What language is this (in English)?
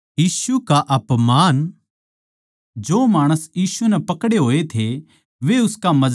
Haryanvi